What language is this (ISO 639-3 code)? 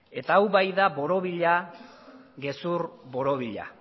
eus